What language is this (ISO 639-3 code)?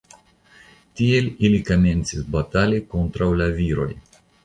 epo